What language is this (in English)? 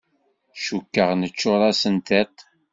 Kabyle